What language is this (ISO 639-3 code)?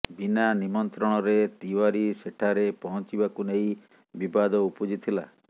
ori